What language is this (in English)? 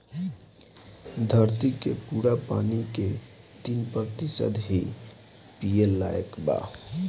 Bhojpuri